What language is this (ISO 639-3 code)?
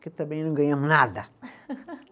por